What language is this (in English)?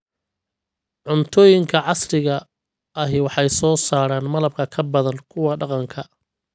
Somali